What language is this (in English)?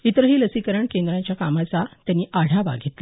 Marathi